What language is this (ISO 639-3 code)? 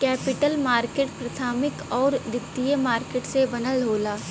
bho